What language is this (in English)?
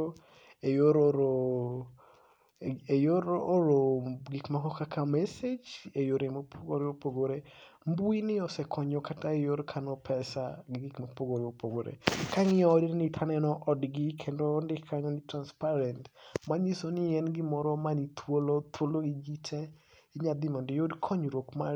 Luo (Kenya and Tanzania)